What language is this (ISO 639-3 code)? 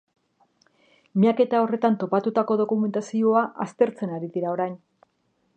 eus